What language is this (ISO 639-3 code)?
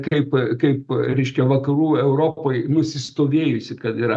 lit